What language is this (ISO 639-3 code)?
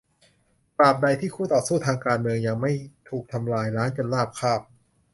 tha